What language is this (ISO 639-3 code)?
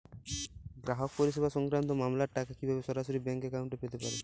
ben